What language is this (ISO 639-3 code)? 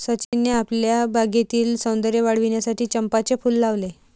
mar